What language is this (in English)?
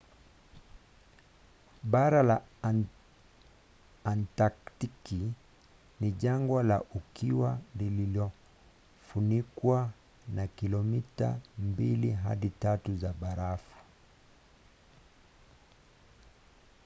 Swahili